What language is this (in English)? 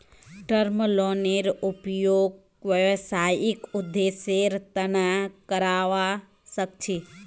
Magahi